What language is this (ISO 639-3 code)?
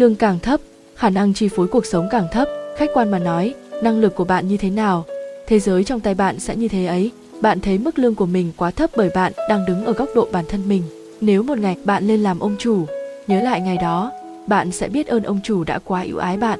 vie